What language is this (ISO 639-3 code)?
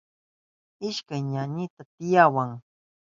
qup